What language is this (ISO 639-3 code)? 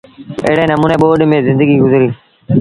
sbn